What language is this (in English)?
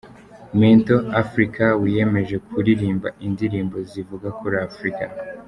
Kinyarwanda